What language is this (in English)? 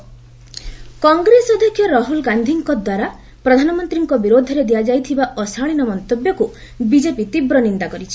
Odia